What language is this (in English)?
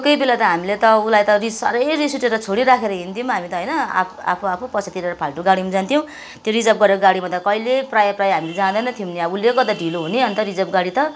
Nepali